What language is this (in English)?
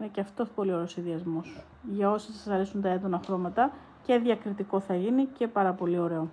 Greek